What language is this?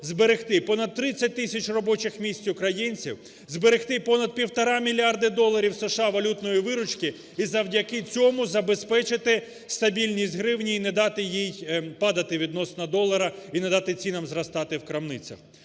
Ukrainian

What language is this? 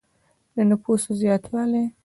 Pashto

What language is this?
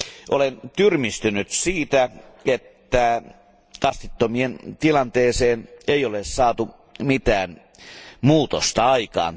Finnish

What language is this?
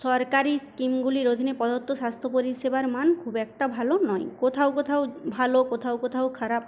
Bangla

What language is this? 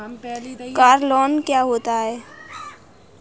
Hindi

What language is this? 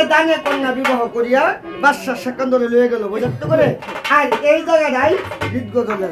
Thai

